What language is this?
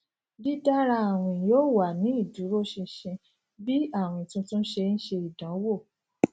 Yoruba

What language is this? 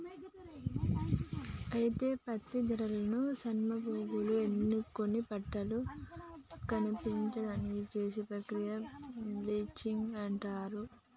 Telugu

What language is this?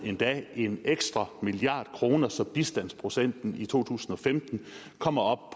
Danish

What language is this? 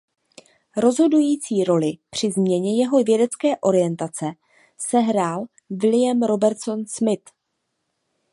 Czech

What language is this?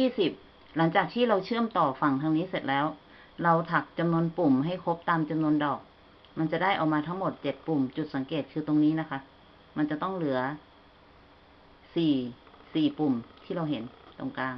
Thai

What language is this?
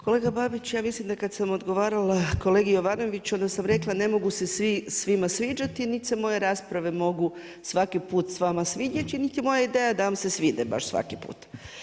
Croatian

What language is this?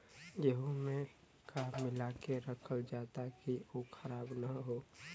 Bhojpuri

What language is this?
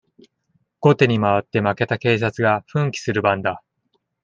Japanese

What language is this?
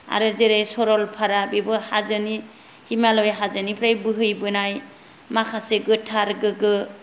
Bodo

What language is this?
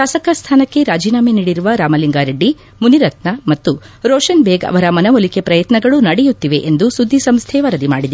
Kannada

